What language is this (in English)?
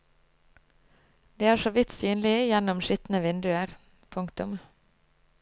Norwegian